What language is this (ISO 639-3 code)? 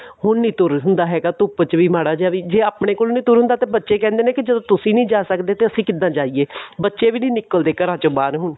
pan